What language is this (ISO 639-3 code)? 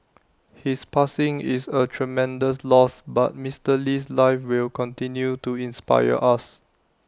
eng